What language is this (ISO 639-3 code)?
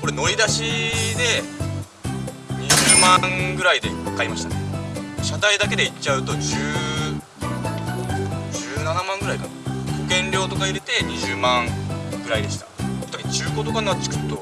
jpn